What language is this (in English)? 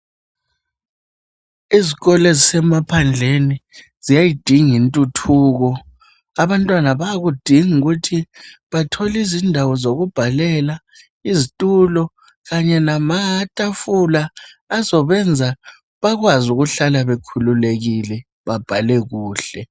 North Ndebele